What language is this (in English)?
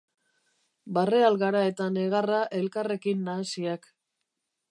Basque